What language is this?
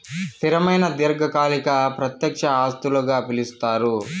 Telugu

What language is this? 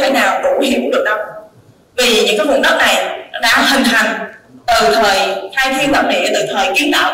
Vietnamese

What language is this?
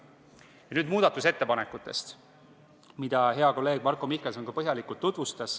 Estonian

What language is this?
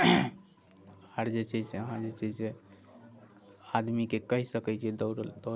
Maithili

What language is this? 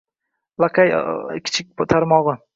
Uzbek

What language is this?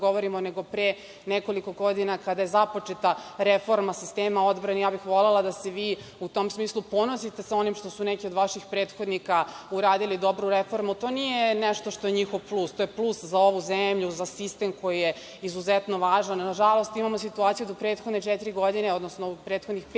Serbian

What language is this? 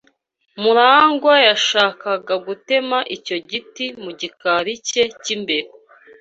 Kinyarwanda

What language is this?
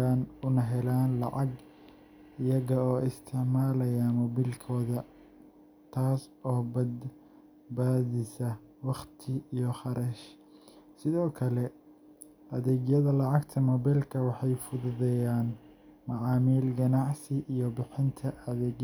Somali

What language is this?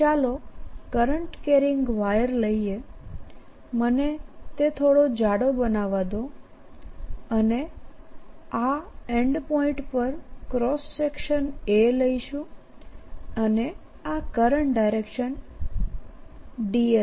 Gujarati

